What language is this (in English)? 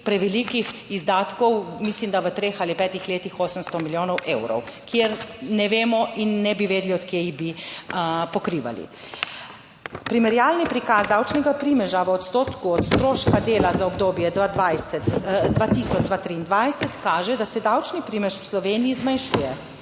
Slovenian